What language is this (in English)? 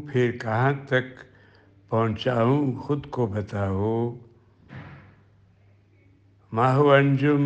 Urdu